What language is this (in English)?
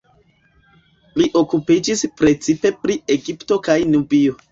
Esperanto